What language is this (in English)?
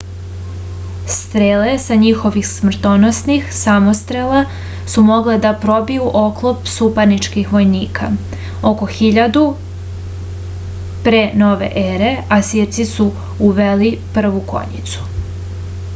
Serbian